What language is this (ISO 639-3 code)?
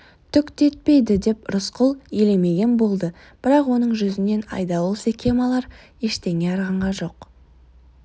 kaz